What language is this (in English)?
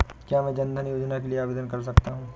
Hindi